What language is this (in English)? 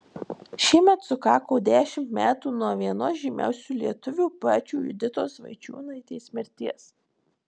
Lithuanian